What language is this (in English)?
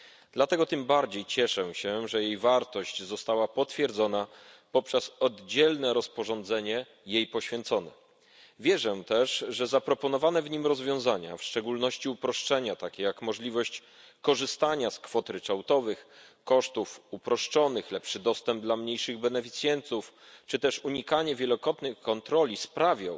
Polish